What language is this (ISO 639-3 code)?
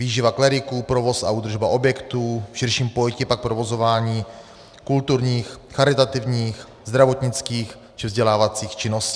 ces